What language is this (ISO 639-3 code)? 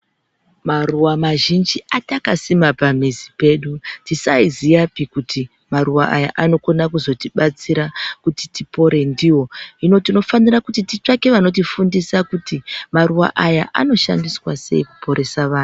ndc